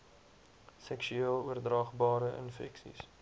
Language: Afrikaans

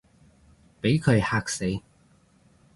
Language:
Cantonese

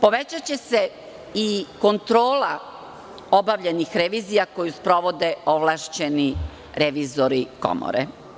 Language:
Serbian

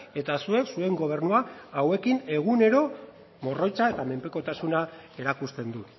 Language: Basque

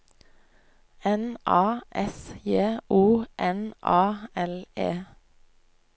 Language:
Norwegian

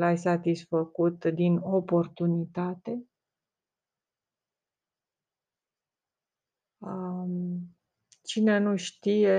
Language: Romanian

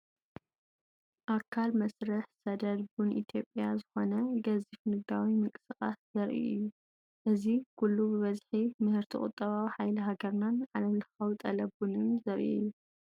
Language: Tigrinya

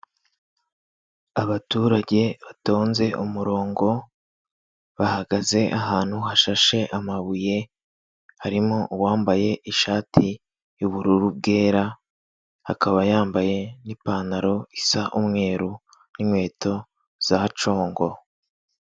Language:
Kinyarwanda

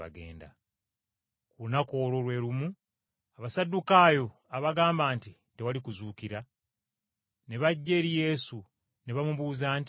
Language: Ganda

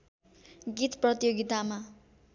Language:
Nepali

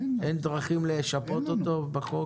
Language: Hebrew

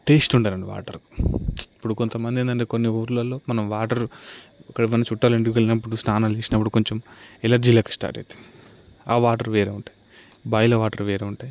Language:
Telugu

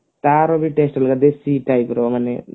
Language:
Odia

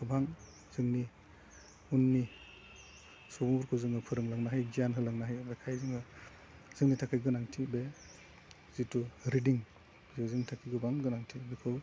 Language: Bodo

